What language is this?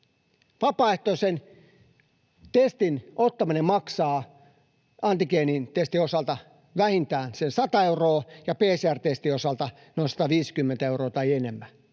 Finnish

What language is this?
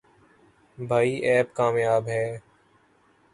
Urdu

